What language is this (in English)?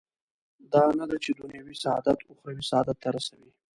Pashto